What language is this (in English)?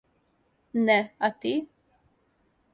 Serbian